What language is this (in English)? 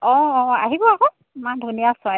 Assamese